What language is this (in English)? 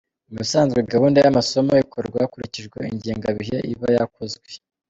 Kinyarwanda